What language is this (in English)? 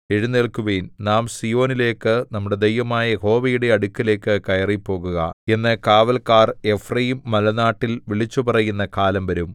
Malayalam